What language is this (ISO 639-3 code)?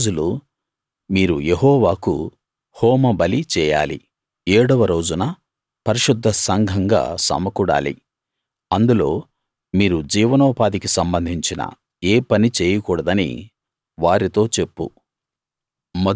tel